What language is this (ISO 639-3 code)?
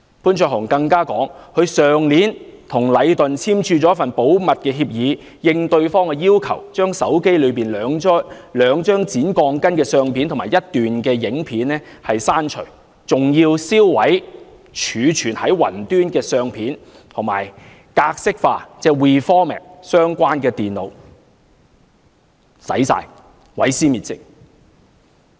yue